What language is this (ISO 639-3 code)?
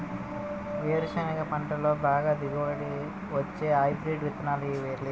tel